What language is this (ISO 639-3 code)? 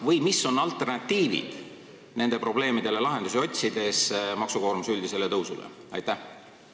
est